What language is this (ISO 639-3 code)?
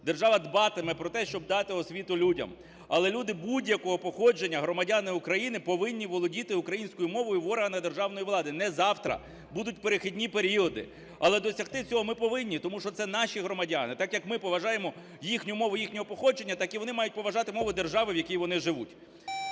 ukr